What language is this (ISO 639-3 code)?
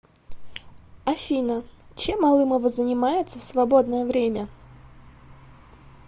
rus